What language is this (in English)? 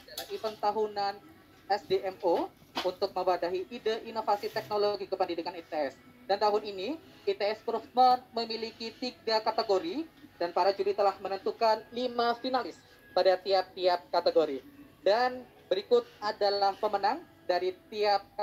Indonesian